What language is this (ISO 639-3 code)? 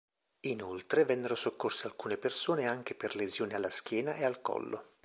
ita